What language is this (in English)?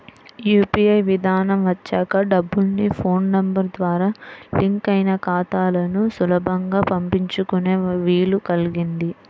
Telugu